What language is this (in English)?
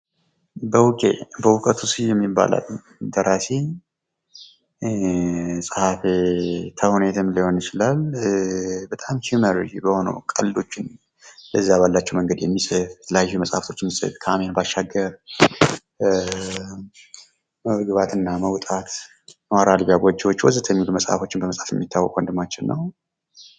Amharic